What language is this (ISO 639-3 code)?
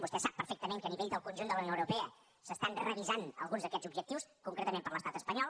cat